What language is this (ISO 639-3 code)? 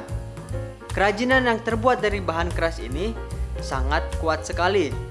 ind